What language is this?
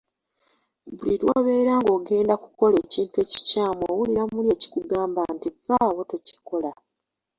Ganda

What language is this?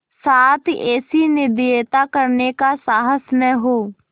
Hindi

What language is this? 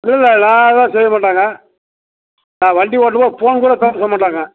Tamil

